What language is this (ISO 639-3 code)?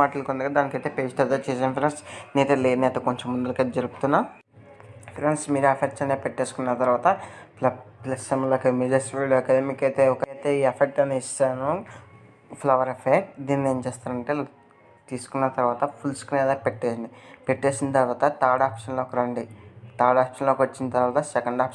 tel